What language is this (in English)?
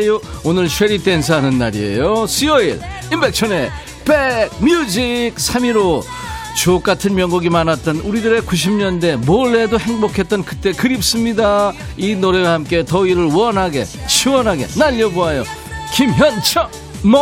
Korean